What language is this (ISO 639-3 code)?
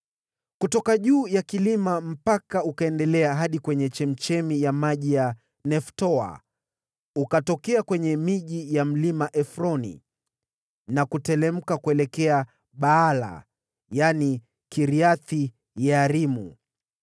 swa